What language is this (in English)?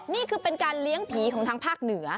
Thai